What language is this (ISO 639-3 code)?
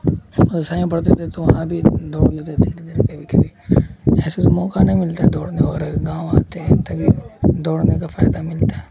urd